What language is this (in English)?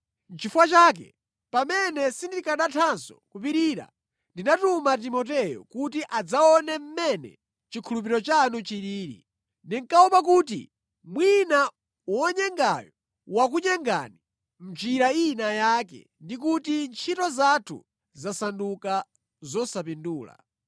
Nyanja